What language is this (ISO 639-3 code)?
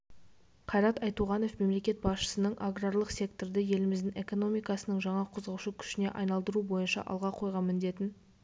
kaz